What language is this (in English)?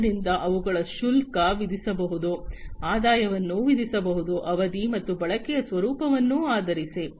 Kannada